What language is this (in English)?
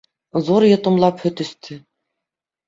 Bashkir